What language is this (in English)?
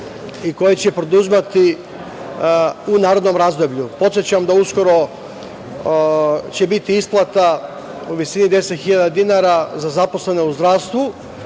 Serbian